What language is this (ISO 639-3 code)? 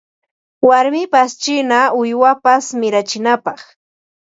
qva